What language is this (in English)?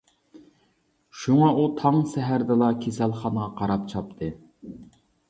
Uyghur